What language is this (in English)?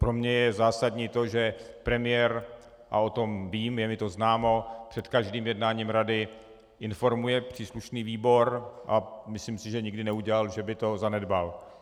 Czech